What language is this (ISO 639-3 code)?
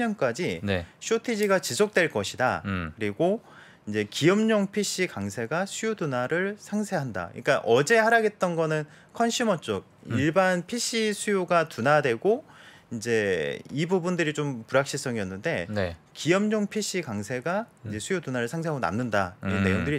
kor